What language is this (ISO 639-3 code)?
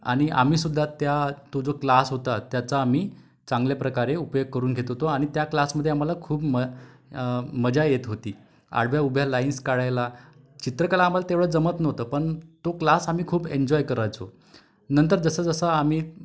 mar